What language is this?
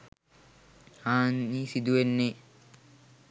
Sinhala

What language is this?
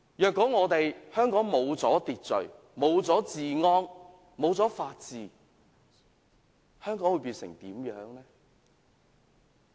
Cantonese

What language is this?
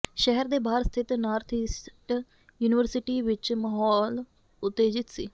Punjabi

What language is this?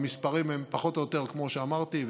Hebrew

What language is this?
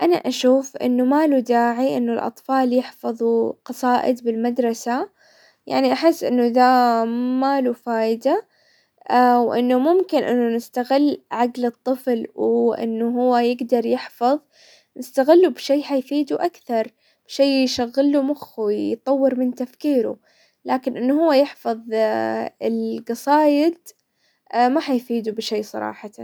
Hijazi Arabic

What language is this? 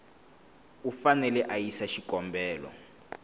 Tsonga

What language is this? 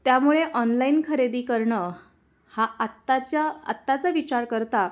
Marathi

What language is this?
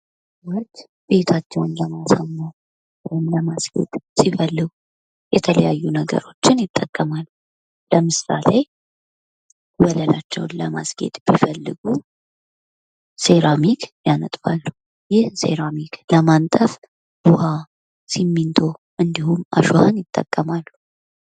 Amharic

